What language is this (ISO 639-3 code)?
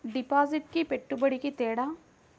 tel